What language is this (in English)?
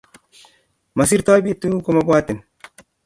Kalenjin